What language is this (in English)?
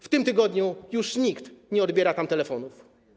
Polish